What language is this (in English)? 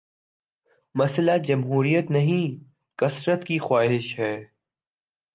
Urdu